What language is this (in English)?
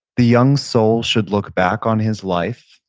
English